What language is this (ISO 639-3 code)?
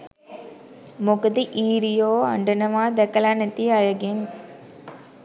sin